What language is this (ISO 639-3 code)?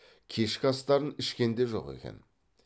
kaz